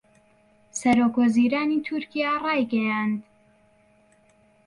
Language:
Central Kurdish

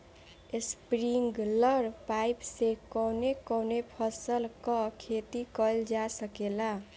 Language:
Bhojpuri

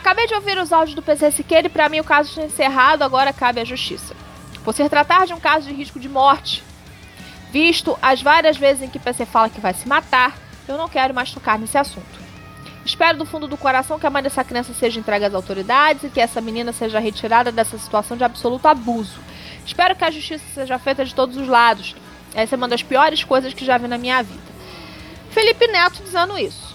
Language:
Portuguese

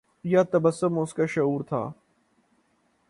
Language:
Urdu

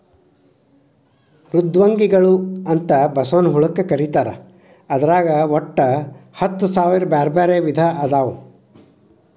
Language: Kannada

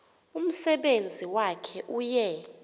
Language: Xhosa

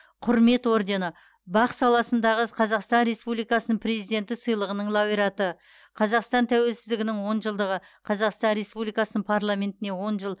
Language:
Kazakh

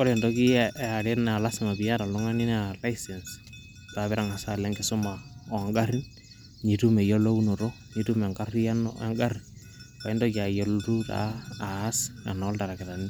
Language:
Masai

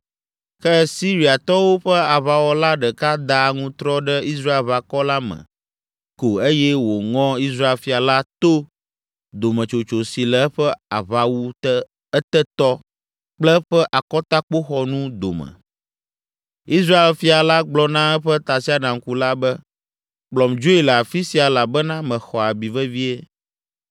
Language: Ewe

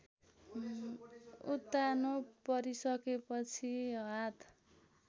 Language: Nepali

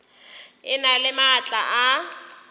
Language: Northern Sotho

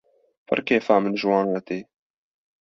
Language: Kurdish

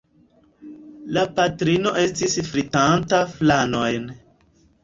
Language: Esperanto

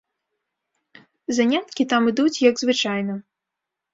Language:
Belarusian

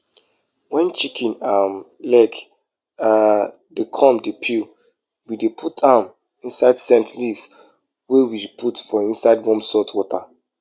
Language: Nigerian Pidgin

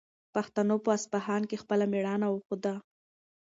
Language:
Pashto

